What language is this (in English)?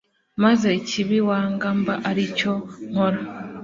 Kinyarwanda